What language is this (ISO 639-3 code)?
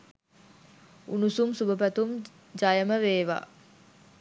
sin